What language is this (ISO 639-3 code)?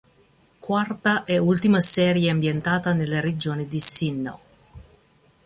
ita